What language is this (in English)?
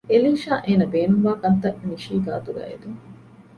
Divehi